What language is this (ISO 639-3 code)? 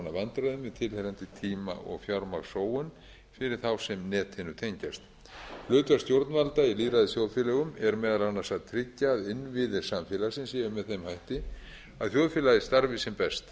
isl